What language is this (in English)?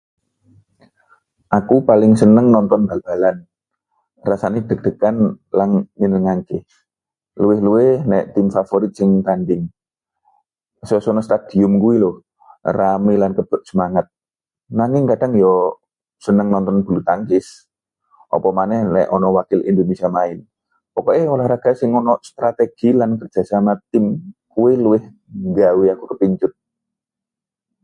Javanese